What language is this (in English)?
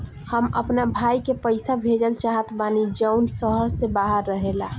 Bhojpuri